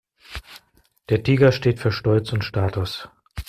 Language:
German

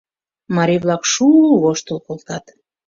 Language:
Mari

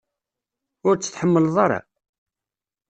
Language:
Kabyle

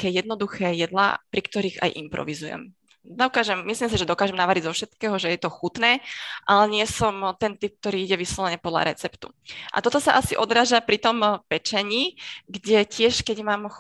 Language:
Slovak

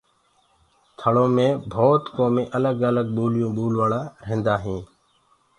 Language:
Gurgula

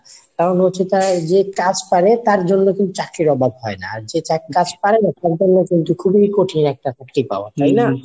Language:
Bangla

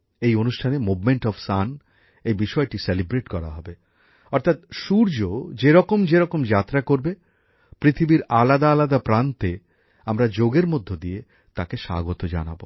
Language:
Bangla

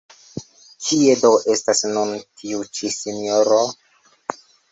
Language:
Esperanto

